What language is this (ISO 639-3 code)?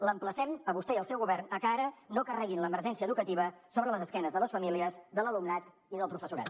cat